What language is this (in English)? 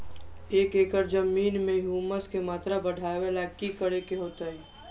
Magahi